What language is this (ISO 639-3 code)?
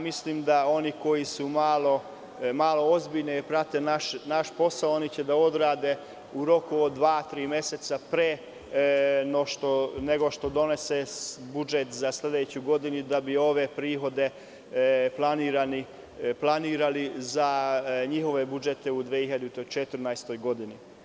srp